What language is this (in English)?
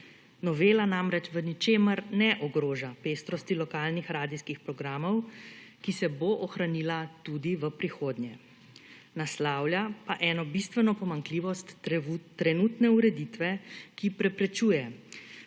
Slovenian